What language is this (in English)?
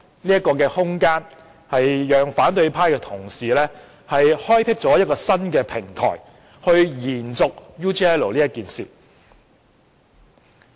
Cantonese